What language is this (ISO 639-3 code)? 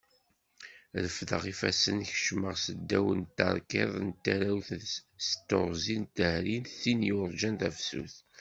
kab